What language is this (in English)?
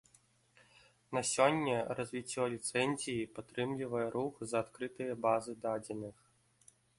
Belarusian